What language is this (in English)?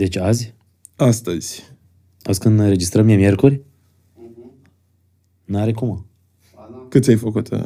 Romanian